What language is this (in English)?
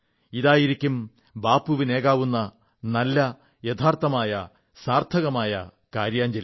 Malayalam